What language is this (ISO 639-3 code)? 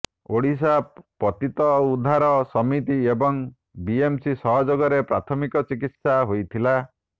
ori